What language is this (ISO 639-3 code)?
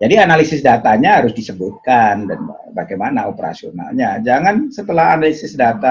ind